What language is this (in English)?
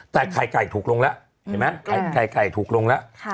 Thai